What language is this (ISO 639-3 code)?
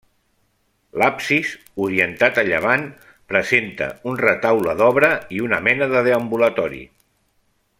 cat